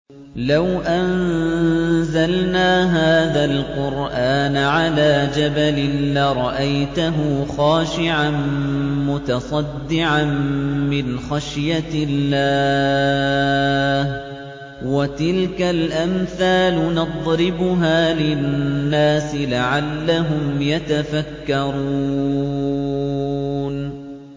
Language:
Arabic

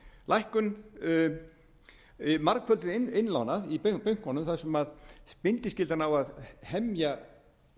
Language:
Icelandic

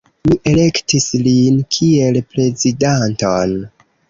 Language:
Esperanto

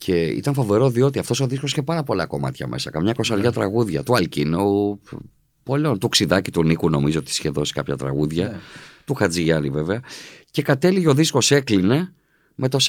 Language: Greek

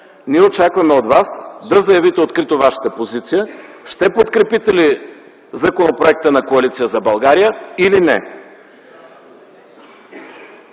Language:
Bulgarian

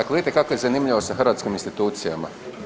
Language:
Croatian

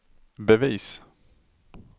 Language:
Swedish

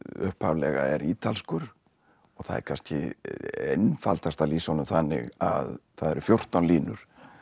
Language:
Icelandic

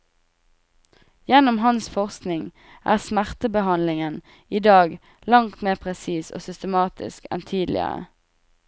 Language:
Norwegian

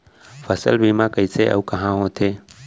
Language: Chhattisgarhi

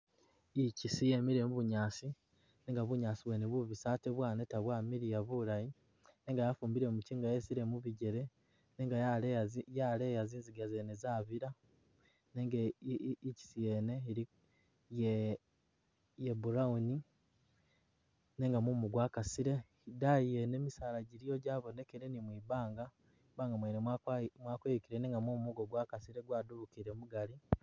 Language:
Masaaba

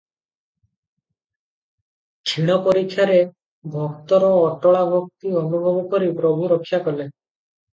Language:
Odia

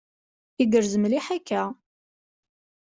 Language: Kabyle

